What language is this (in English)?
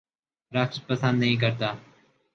Urdu